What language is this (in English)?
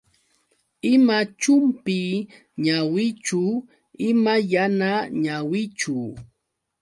Yauyos Quechua